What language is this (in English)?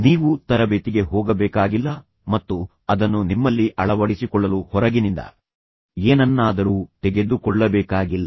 Kannada